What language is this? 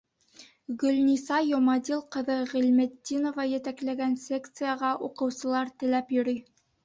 Bashkir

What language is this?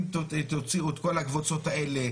Hebrew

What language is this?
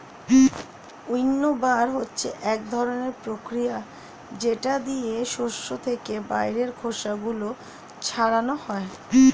Bangla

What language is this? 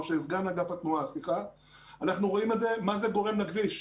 Hebrew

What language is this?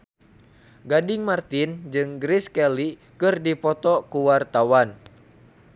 Sundanese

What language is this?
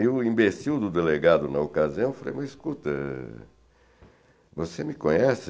Portuguese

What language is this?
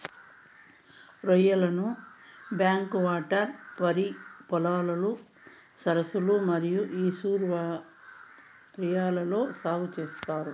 Telugu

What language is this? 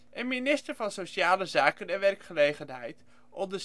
Dutch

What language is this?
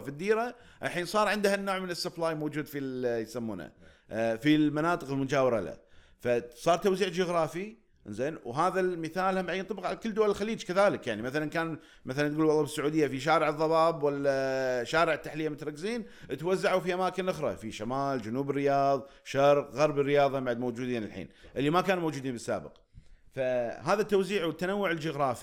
Arabic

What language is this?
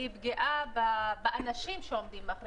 Hebrew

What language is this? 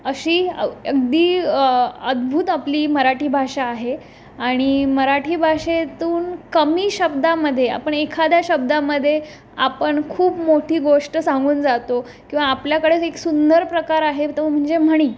Marathi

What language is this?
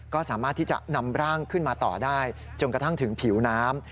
Thai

